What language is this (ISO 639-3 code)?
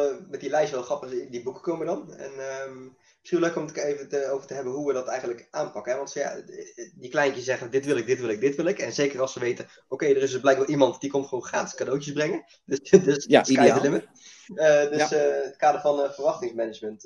nld